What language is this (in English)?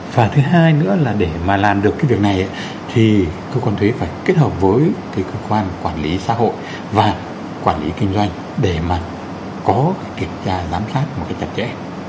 Vietnamese